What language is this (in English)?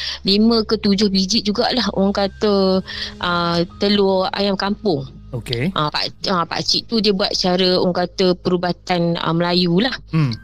Malay